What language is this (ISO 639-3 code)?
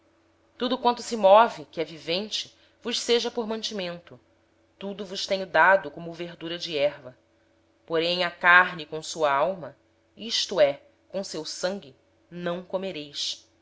por